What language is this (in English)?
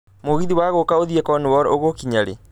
Kikuyu